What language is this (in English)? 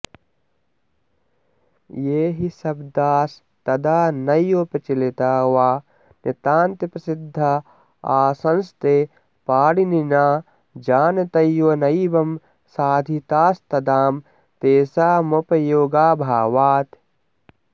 Sanskrit